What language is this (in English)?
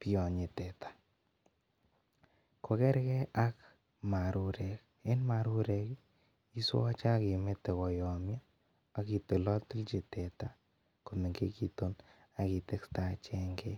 Kalenjin